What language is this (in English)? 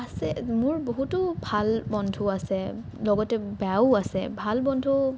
Assamese